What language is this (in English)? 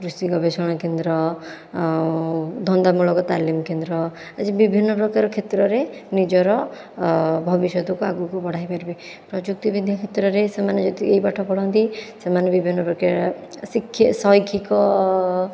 Odia